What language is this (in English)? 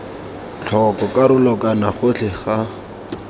Tswana